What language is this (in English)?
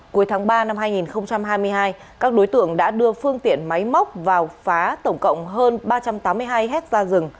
Vietnamese